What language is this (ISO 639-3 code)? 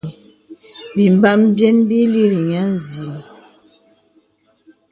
beb